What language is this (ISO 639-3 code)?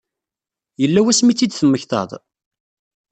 kab